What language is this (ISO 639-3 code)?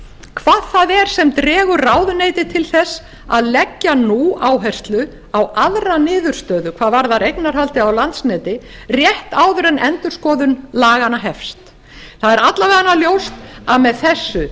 isl